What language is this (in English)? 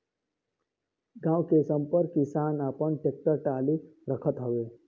Bhojpuri